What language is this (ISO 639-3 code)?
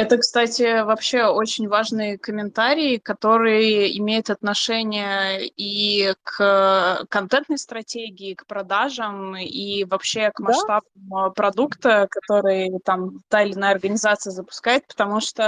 rus